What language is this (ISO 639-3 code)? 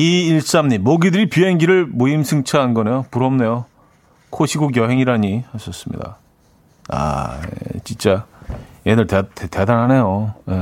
kor